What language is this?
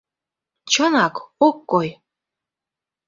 Mari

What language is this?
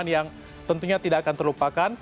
Indonesian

